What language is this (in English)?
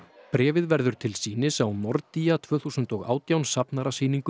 Icelandic